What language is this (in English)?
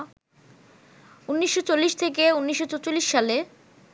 Bangla